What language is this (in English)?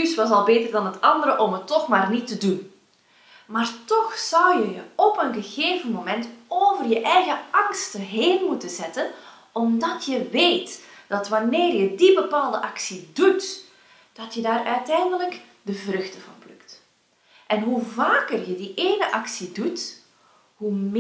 Dutch